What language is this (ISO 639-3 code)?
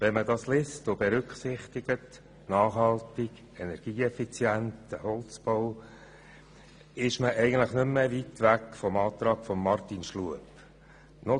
gsw